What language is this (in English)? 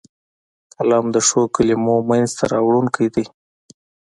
Pashto